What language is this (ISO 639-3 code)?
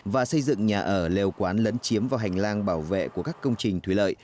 vie